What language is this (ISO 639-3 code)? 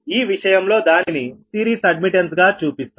tel